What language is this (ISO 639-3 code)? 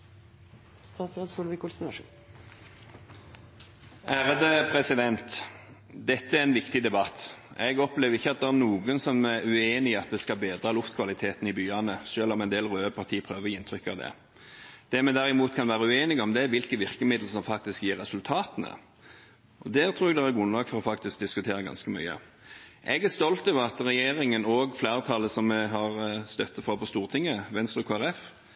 nob